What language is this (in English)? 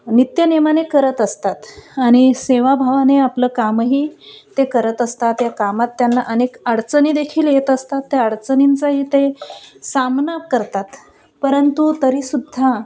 Marathi